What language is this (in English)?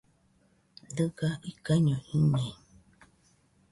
Nüpode Huitoto